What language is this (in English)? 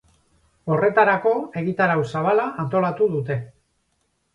Basque